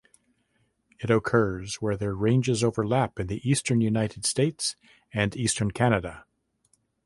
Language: English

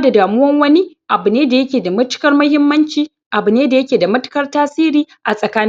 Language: Hausa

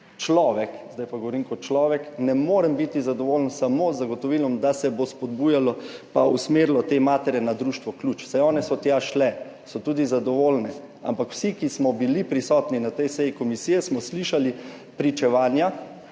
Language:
Slovenian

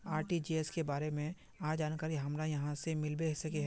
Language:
Magahi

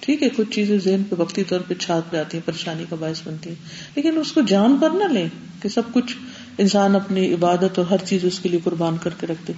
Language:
Urdu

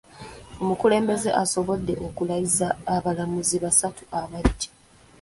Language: Ganda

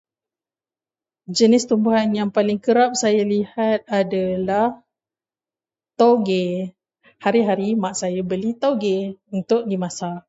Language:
Malay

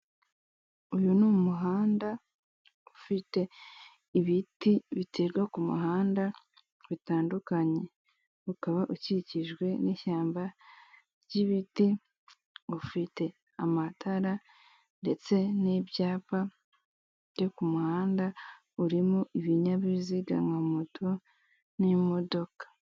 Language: Kinyarwanda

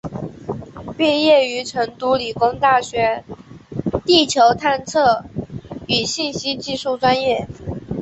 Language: Chinese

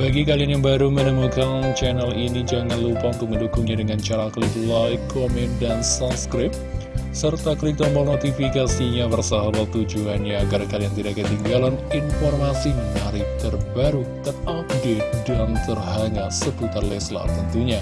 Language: Indonesian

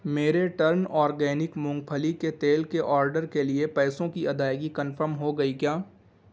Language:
Urdu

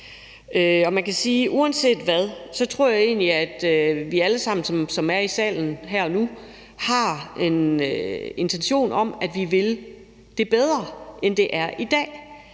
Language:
Danish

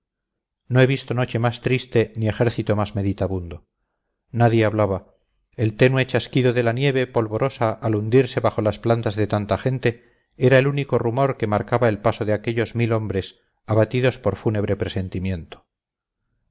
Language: Spanish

